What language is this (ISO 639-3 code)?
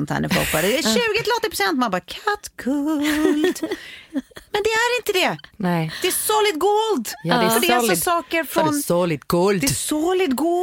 swe